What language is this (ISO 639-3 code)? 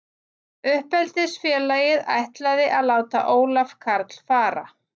isl